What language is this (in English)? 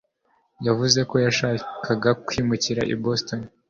Kinyarwanda